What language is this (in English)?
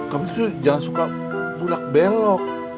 Indonesian